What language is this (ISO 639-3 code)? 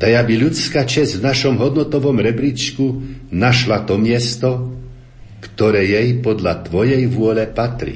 slk